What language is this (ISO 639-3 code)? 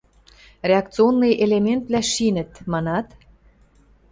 mrj